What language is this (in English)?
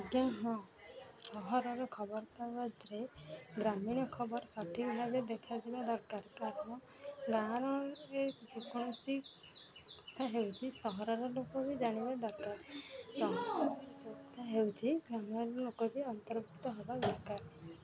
Odia